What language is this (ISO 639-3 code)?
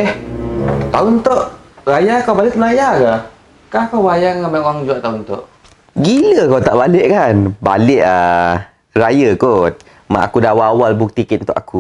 msa